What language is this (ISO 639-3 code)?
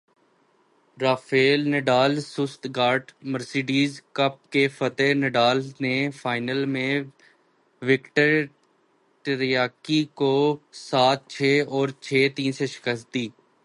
urd